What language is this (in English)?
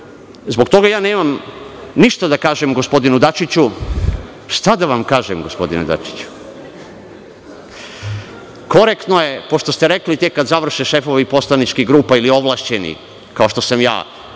Serbian